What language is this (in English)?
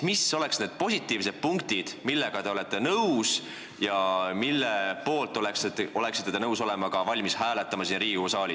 Estonian